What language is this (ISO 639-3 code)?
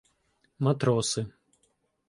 ukr